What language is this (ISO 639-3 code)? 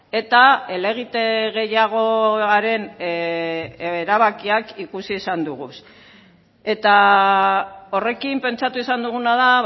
eus